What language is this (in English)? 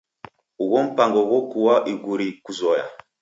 Taita